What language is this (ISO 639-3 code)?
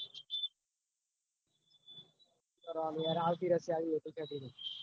guj